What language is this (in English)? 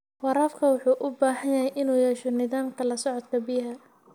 Somali